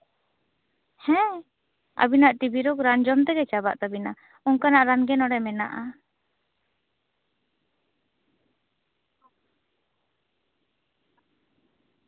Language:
Santali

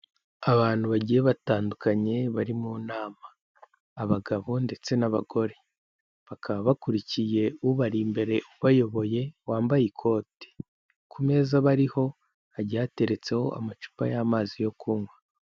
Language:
Kinyarwanda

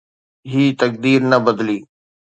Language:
Sindhi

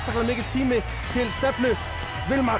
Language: Icelandic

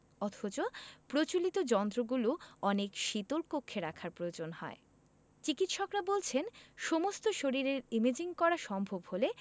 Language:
Bangla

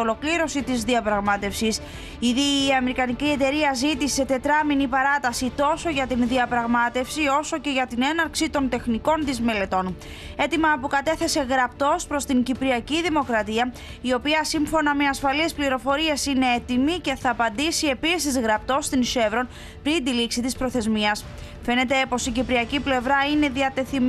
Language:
Greek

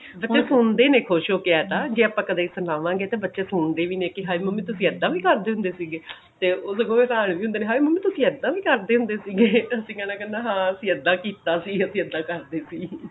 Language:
Punjabi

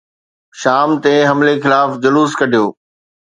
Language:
Sindhi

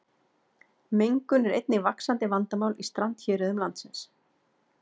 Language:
Icelandic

